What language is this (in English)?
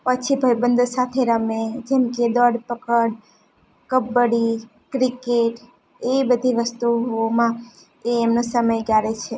Gujarati